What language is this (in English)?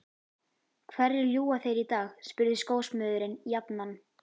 Icelandic